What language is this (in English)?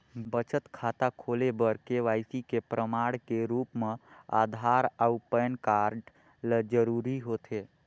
Chhattisgarhi